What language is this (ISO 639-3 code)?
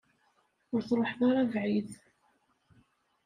kab